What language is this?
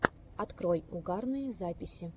Russian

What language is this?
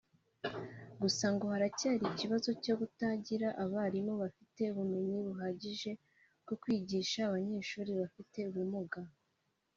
Kinyarwanda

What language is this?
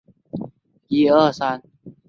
Chinese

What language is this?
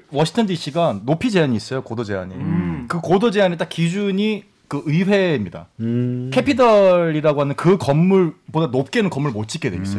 Korean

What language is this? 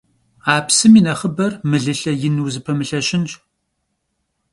Kabardian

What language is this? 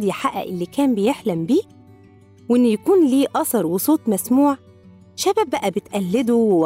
Arabic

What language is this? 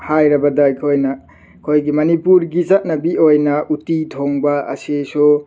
Manipuri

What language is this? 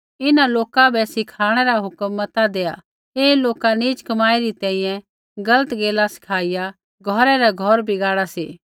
Kullu Pahari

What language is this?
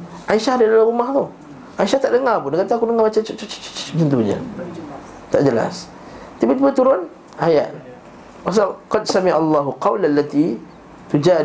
Malay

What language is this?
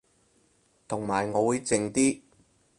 Cantonese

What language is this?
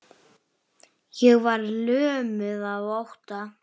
Icelandic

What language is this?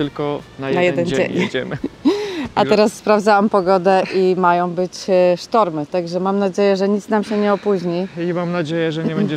Polish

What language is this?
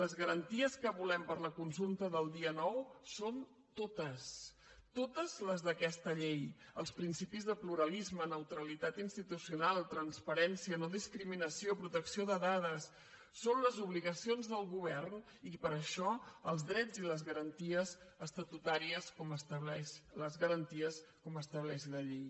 Catalan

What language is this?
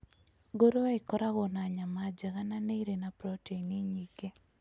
Kikuyu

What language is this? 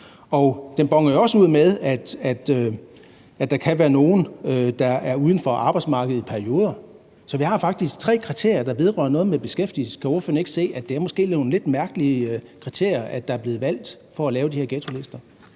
Danish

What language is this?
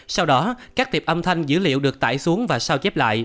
Vietnamese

